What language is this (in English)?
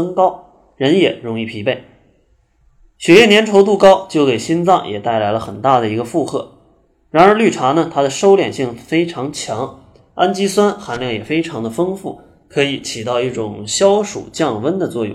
Chinese